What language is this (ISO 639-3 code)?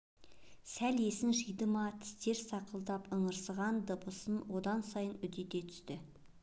kaz